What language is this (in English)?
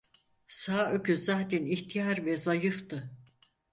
Turkish